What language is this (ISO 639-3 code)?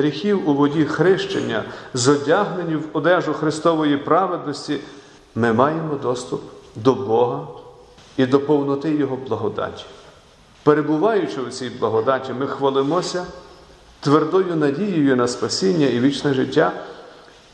ukr